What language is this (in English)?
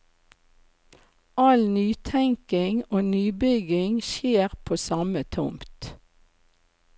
Norwegian